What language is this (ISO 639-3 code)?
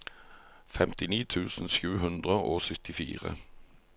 nor